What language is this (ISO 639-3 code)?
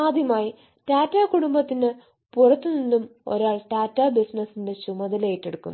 mal